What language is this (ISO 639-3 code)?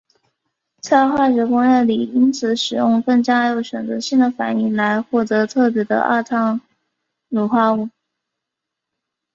zho